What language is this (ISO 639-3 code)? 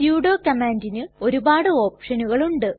mal